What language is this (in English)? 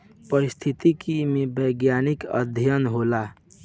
Bhojpuri